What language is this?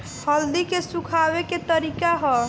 Bhojpuri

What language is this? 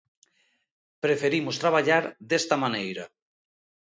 Galician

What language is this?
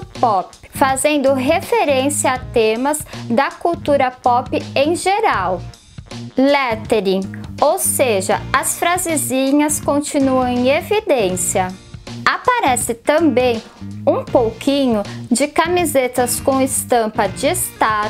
Portuguese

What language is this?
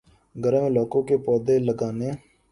Urdu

